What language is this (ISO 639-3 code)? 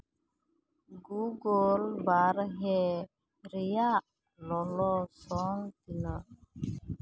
sat